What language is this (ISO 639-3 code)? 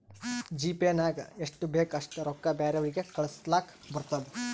kan